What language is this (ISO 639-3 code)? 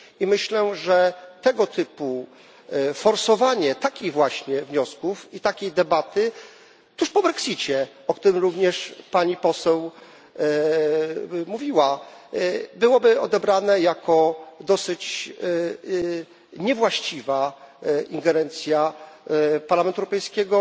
pol